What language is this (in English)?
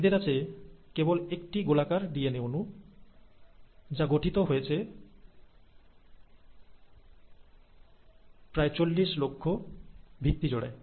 Bangla